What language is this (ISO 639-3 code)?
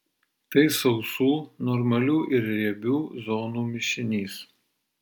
lit